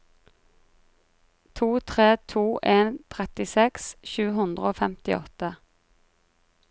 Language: Norwegian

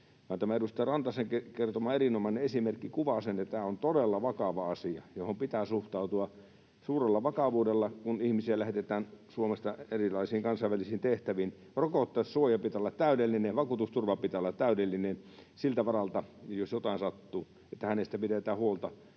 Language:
Finnish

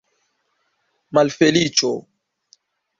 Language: Esperanto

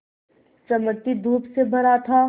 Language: Hindi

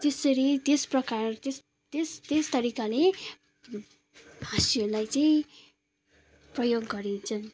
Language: Nepali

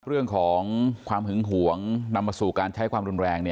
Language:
Thai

